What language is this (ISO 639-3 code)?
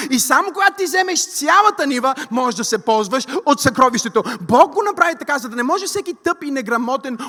bul